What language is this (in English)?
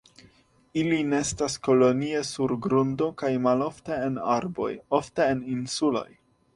Esperanto